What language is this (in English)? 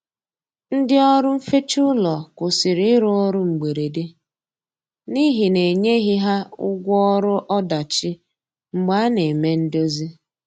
Igbo